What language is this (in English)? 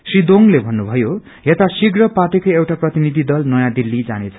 Nepali